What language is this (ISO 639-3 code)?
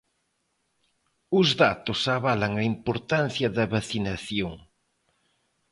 glg